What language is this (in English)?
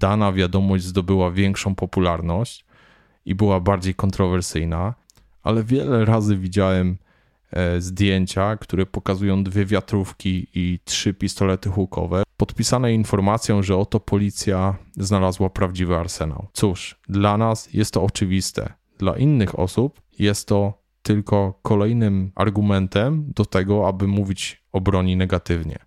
Polish